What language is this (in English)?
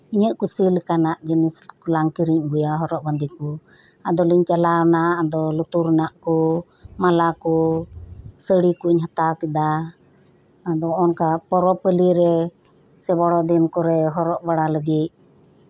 Santali